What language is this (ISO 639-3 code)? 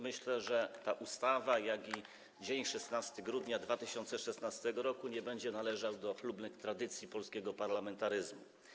pol